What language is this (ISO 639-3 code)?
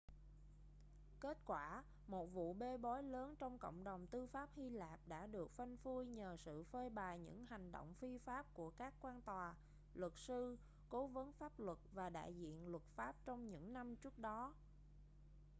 vie